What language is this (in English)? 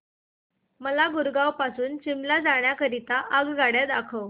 Marathi